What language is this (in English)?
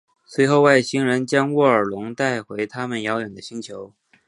Chinese